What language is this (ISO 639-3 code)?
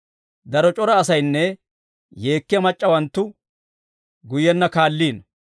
dwr